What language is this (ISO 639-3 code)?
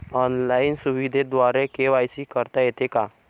mar